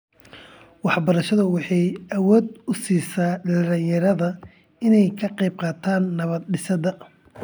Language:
Somali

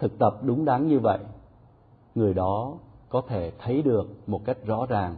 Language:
Vietnamese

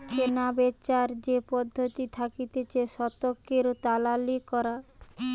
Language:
Bangla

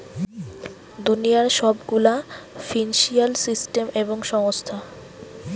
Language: Bangla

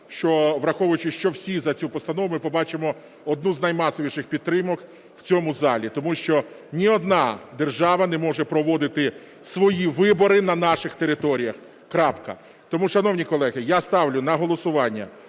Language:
Ukrainian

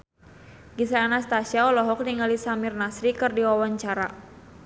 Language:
Sundanese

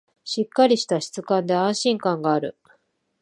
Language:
Japanese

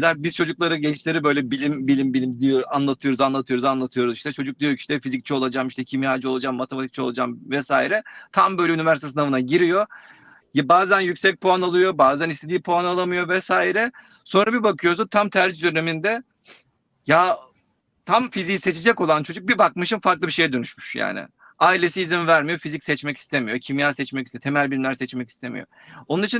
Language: Turkish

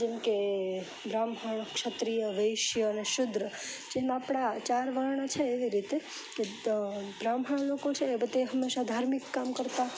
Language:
Gujarati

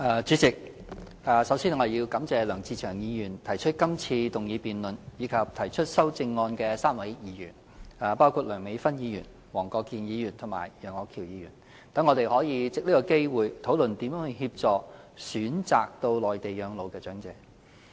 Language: Cantonese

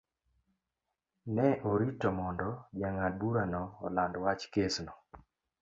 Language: Luo (Kenya and Tanzania)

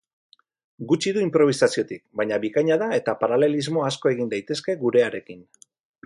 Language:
Basque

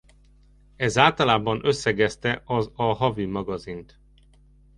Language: Hungarian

